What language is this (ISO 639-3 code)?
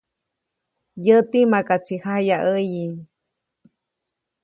zoc